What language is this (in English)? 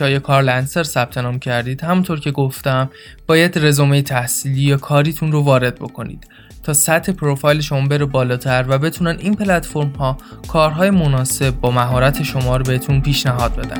Persian